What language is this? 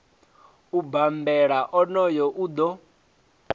Venda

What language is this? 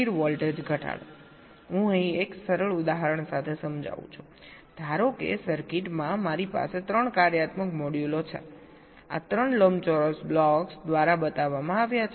Gujarati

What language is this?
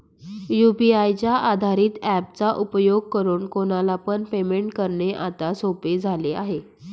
Marathi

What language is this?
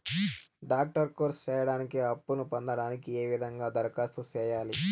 Telugu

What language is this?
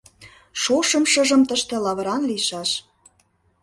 Mari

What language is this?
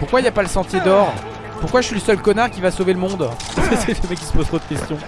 French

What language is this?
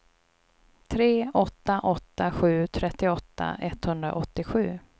Swedish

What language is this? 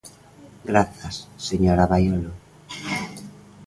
Galician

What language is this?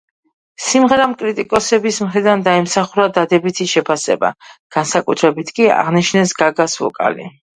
Georgian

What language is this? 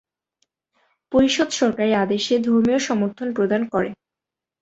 Bangla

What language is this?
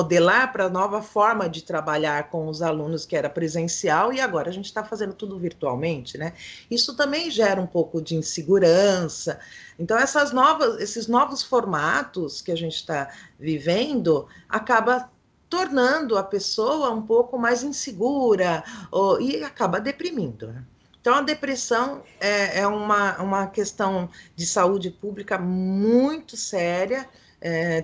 Portuguese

